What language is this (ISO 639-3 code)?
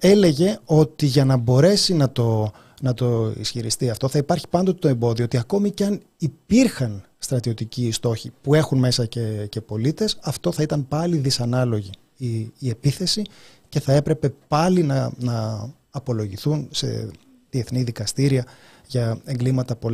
ell